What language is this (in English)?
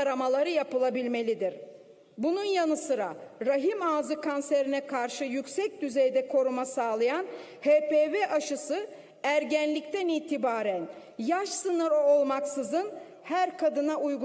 Turkish